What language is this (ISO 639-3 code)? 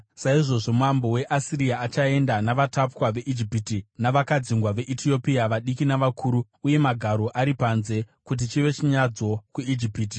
sna